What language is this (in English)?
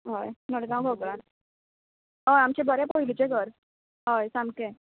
Konkani